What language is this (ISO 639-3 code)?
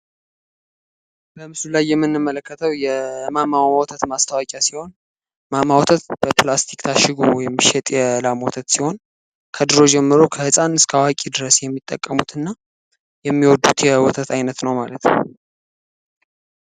amh